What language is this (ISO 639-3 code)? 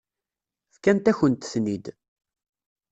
kab